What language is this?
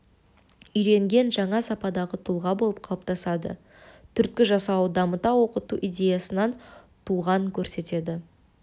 Kazakh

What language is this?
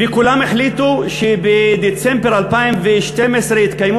Hebrew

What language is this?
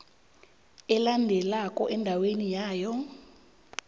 South Ndebele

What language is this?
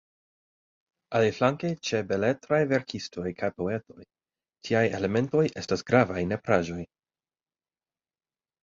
Esperanto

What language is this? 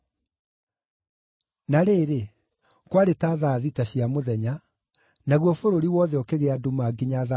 Kikuyu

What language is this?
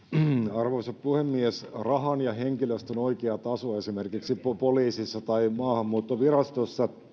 Finnish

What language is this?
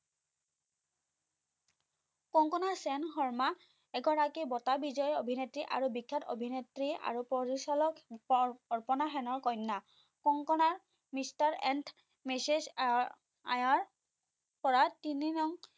Assamese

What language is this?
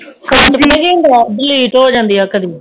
Punjabi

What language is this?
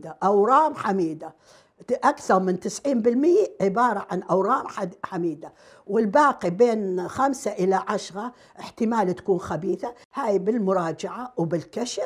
Arabic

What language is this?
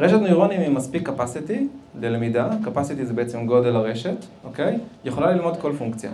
Hebrew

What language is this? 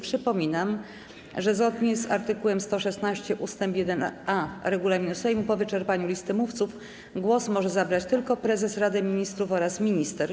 Polish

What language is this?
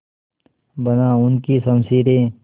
Hindi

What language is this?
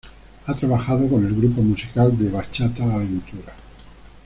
Spanish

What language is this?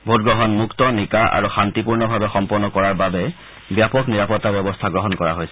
Assamese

